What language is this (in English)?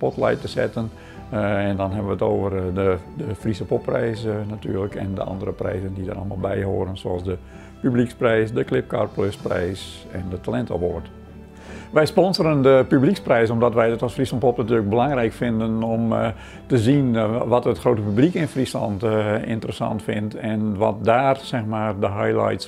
Dutch